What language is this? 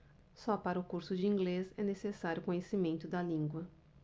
Portuguese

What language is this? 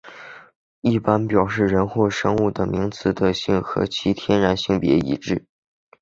Chinese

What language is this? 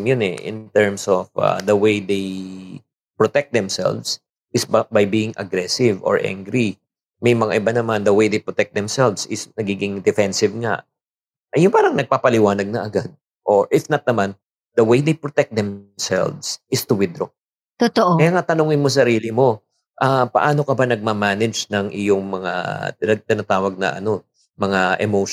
Filipino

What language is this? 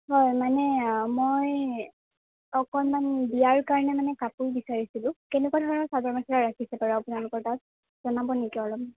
Assamese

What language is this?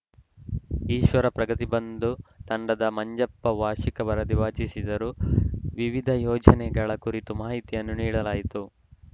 Kannada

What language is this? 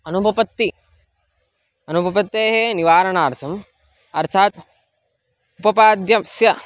Sanskrit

